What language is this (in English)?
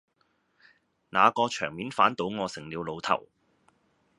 Cantonese